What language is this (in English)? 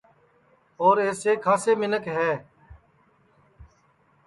Sansi